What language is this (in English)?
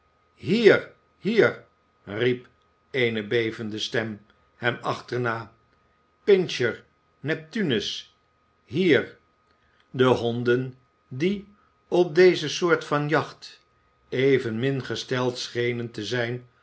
Dutch